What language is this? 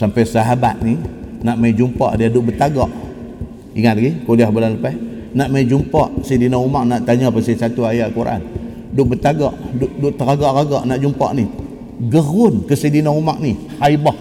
Malay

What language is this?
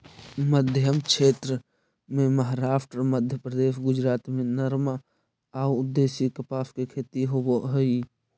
Magahi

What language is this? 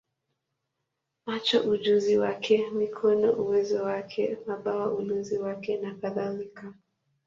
Swahili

